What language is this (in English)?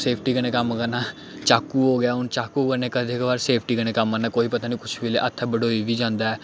Dogri